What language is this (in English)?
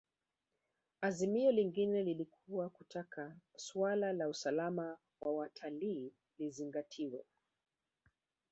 Swahili